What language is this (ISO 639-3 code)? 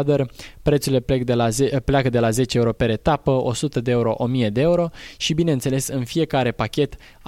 ron